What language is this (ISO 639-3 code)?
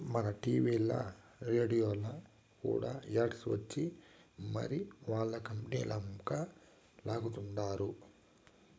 tel